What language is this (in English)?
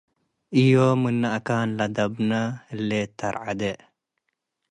Tigre